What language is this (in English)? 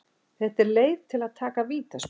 Icelandic